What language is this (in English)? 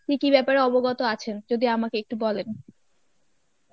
Bangla